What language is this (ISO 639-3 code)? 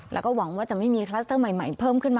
tha